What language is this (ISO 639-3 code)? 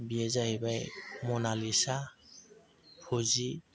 brx